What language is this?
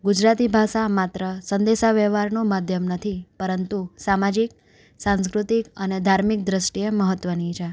Gujarati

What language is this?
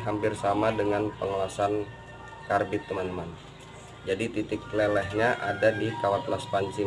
Indonesian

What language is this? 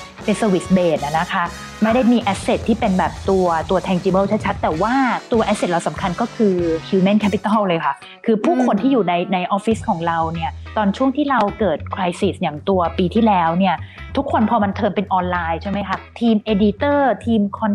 Thai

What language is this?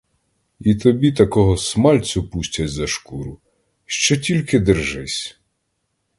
Ukrainian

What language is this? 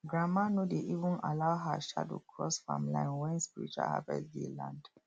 Nigerian Pidgin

